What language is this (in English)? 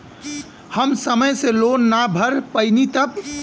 Bhojpuri